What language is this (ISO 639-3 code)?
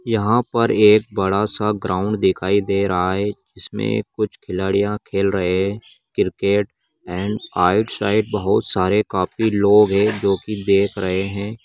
mag